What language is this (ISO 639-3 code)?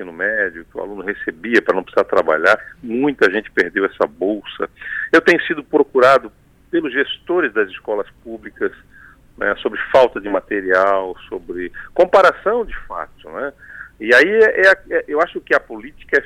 por